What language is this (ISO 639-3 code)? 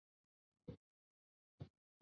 zho